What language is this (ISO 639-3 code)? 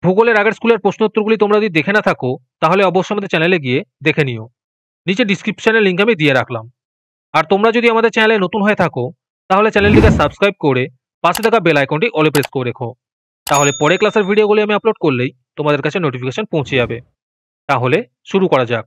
ben